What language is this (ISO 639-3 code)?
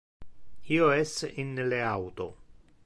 ina